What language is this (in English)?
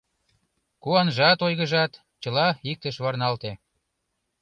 Mari